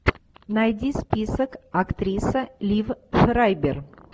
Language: Russian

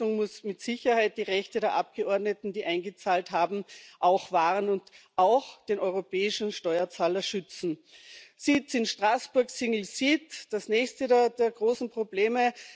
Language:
German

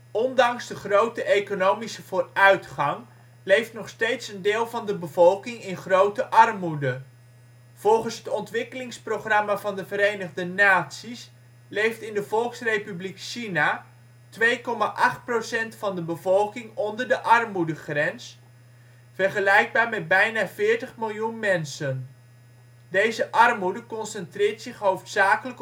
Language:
Dutch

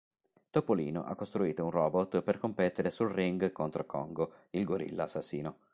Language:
Italian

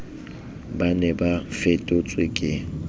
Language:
Southern Sotho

